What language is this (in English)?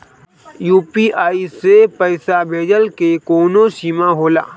Bhojpuri